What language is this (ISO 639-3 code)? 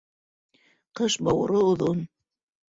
bak